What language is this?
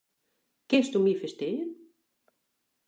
Western Frisian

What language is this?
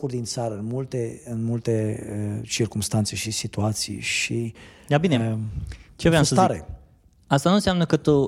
Romanian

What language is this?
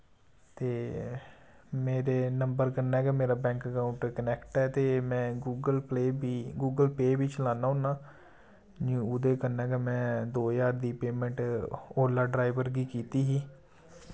Dogri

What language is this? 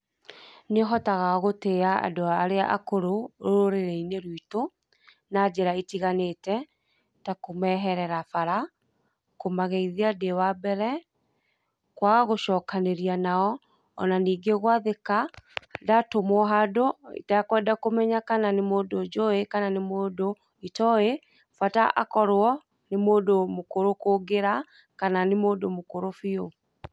Kikuyu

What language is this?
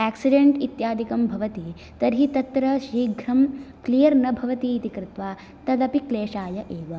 Sanskrit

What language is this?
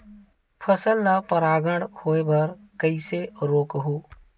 Chhattisgarhi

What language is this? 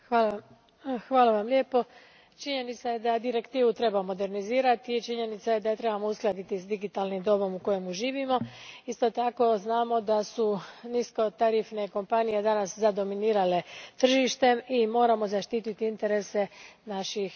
Croatian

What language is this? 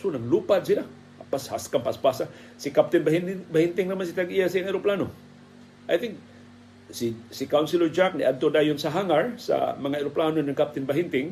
Filipino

